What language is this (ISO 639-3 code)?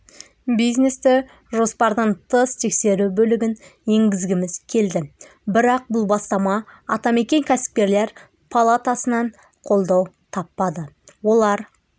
kaz